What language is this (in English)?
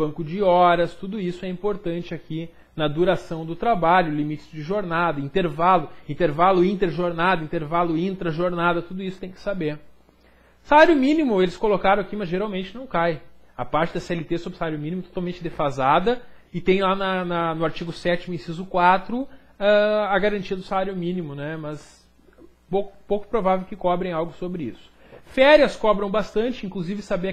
Portuguese